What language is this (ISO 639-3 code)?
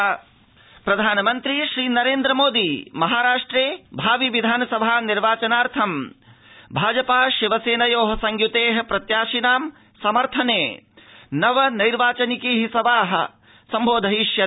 san